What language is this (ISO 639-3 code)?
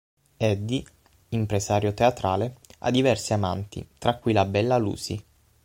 ita